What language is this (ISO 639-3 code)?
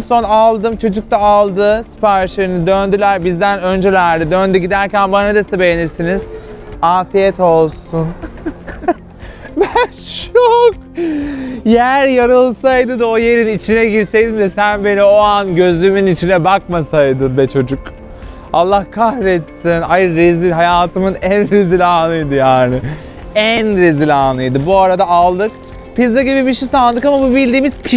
tur